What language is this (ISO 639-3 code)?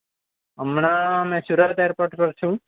guj